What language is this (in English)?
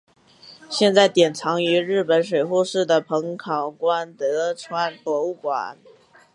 Chinese